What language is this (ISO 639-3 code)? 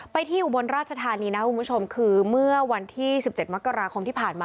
tha